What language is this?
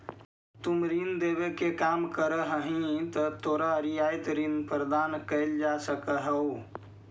Magahi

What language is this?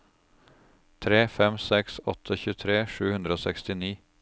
Norwegian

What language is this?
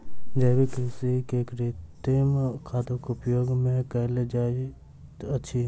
Maithili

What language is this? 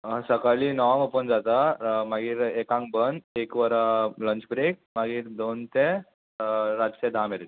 Konkani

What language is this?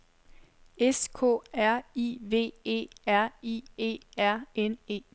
Danish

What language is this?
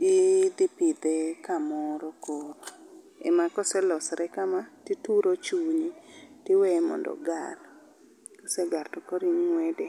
Luo (Kenya and Tanzania)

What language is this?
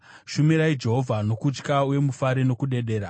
Shona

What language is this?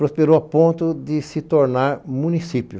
Portuguese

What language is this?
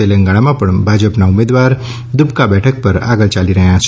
Gujarati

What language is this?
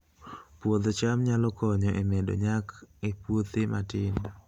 Luo (Kenya and Tanzania)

